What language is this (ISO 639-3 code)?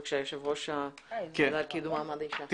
heb